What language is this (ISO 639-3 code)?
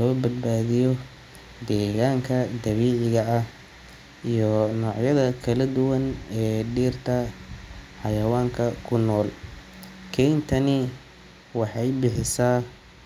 som